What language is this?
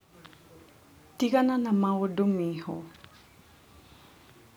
Kikuyu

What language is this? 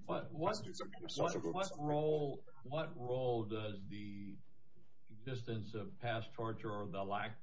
English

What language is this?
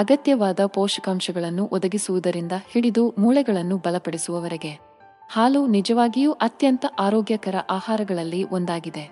Kannada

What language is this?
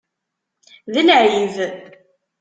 Kabyle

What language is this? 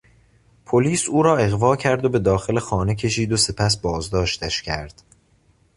Persian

